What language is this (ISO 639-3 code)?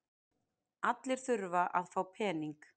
isl